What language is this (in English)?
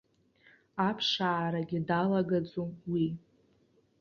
Abkhazian